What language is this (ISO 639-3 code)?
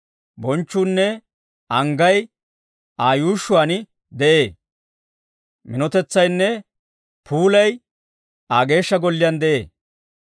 dwr